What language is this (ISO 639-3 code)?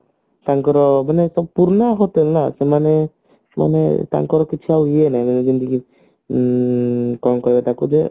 ori